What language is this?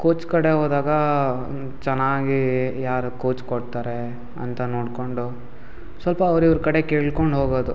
Kannada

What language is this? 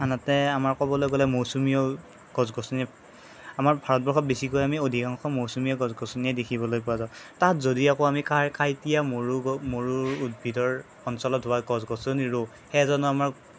Assamese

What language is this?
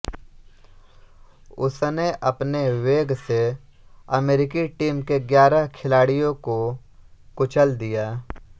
Hindi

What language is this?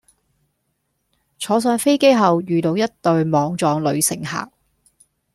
Cantonese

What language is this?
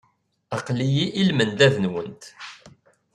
Kabyle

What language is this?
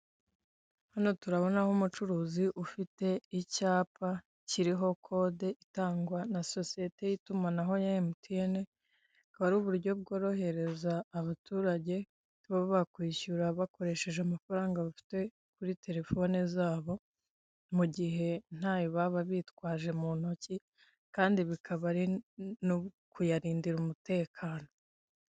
Kinyarwanda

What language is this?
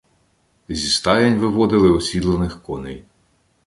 Ukrainian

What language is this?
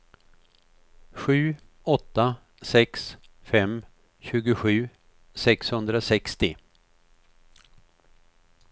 Swedish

